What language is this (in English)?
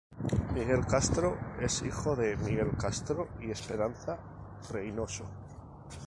Spanish